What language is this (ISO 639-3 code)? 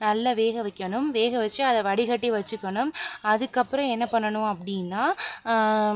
tam